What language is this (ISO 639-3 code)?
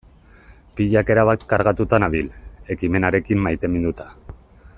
eus